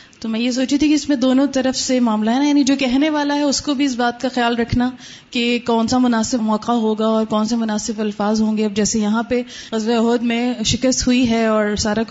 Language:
Urdu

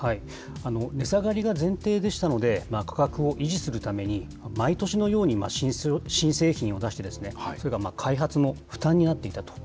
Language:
Japanese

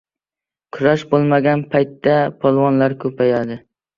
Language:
Uzbek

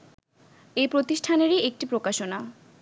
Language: Bangla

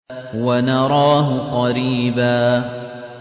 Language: Arabic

